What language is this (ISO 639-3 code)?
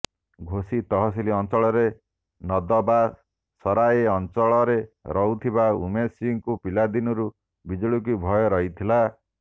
ori